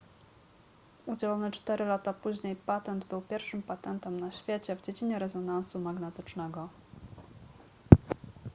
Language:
Polish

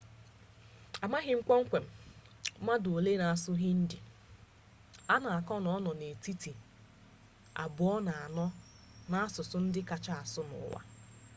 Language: Igbo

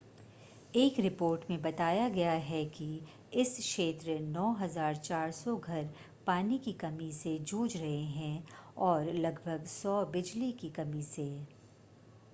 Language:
Hindi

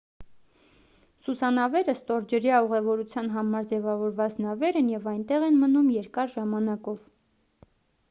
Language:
Armenian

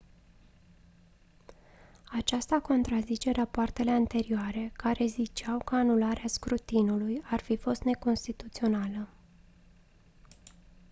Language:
Romanian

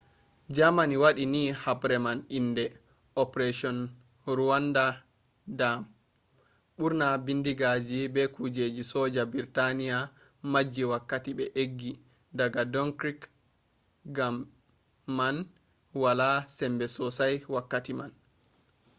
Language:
Fula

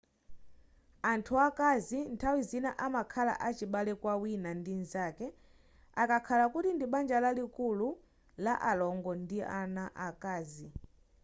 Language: Nyanja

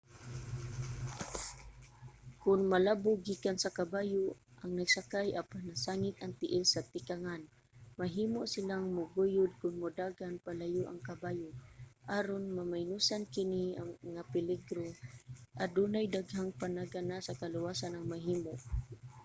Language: Cebuano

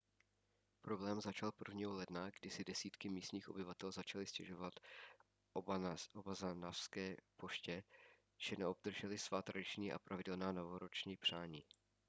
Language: Czech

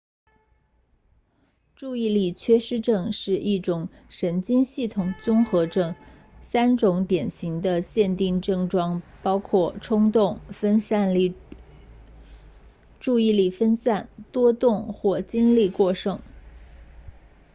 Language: Chinese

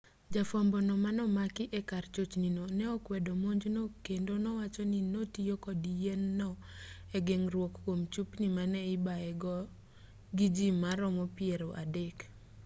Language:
Luo (Kenya and Tanzania)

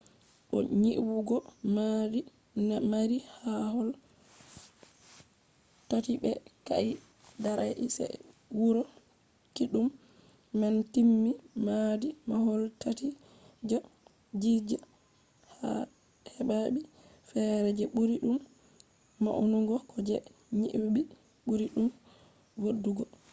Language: Fula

